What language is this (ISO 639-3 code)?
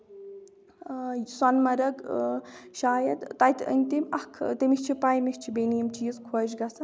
kas